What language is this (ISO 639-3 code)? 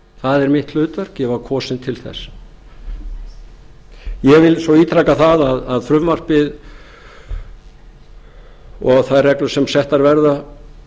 isl